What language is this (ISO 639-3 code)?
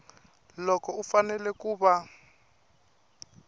tso